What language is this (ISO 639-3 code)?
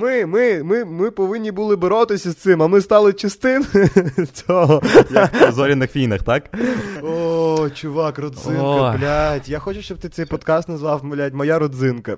ukr